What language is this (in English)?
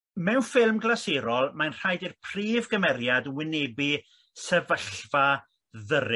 Welsh